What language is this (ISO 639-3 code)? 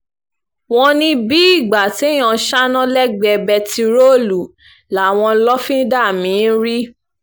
yor